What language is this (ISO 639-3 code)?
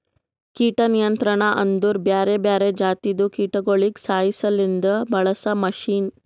kan